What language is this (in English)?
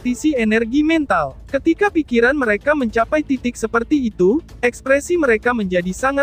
Indonesian